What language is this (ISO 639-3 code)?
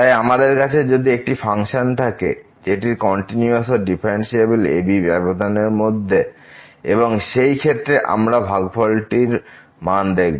ben